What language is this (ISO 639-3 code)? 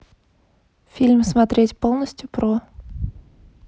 rus